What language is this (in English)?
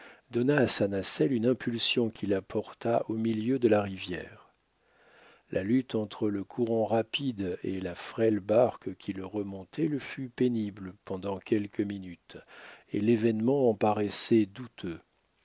French